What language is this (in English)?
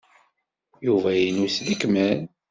Kabyle